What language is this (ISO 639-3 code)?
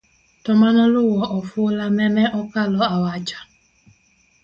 luo